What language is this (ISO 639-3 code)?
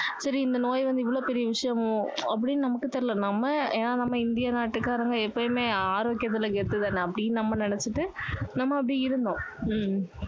tam